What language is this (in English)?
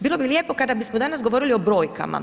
Croatian